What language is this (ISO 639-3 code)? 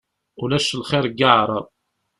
kab